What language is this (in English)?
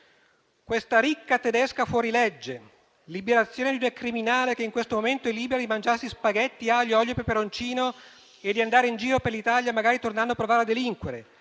Italian